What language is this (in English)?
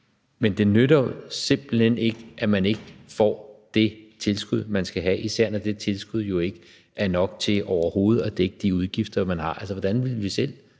Danish